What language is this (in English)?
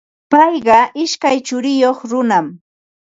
Ambo-Pasco Quechua